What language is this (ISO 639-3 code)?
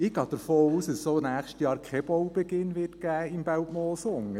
gsw